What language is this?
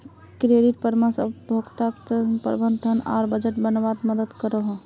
Magahi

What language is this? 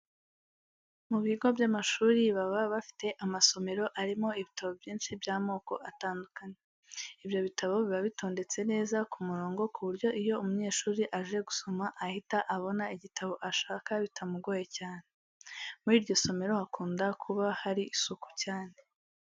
Kinyarwanda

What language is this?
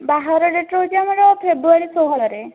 Odia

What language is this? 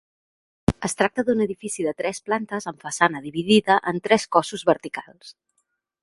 Catalan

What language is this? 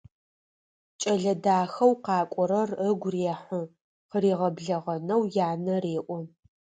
Adyghe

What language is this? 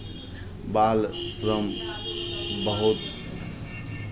Maithili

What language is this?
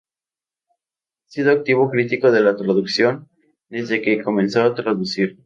Spanish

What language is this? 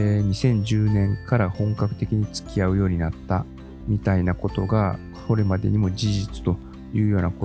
Japanese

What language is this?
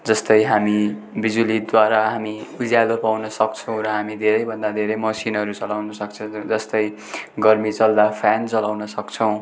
Nepali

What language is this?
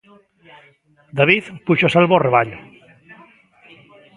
Galician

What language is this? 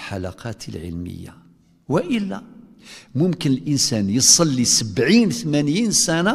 Arabic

